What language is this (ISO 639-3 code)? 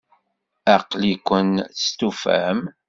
kab